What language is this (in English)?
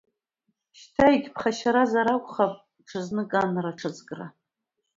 Abkhazian